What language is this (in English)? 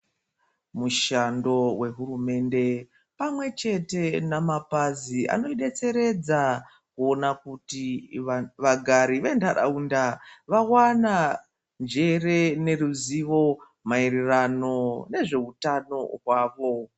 Ndau